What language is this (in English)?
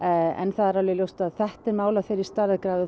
Icelandic